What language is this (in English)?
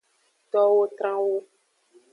Aja (Benin)